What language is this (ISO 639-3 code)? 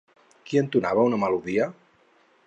cat